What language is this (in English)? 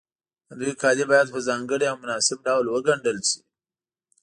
Pashto